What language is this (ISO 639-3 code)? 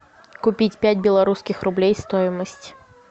rus